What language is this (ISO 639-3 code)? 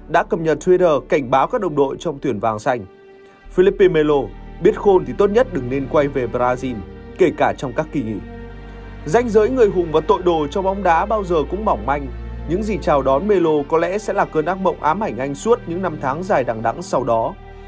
vie